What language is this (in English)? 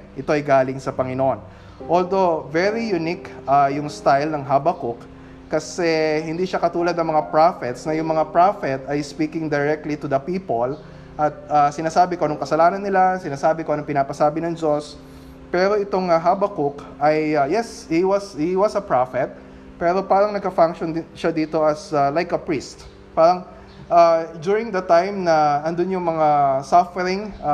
Filipino